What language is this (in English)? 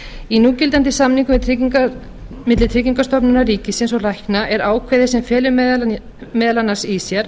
Icelandic